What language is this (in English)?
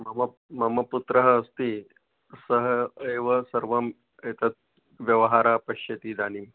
Sanskrit